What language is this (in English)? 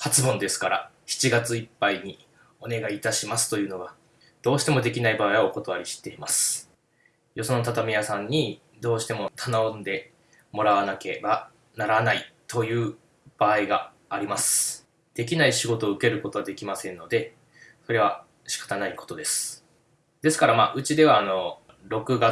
Japanese